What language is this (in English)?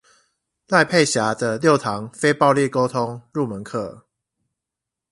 Chinese